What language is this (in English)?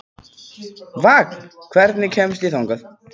Icelandic